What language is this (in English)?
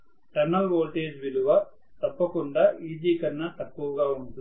Telugu